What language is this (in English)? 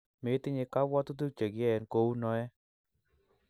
Kalenjin